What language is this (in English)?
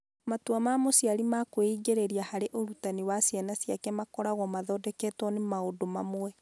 Kikuyu